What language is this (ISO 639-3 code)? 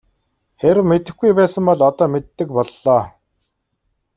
mon